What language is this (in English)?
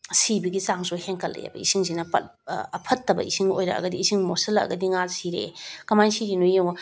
Manipuri